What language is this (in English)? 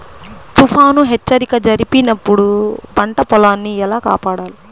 Telugu